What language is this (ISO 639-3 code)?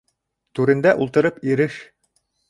bak